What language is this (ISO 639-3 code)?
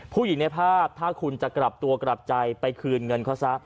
tha